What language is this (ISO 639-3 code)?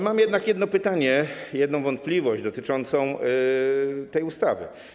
pol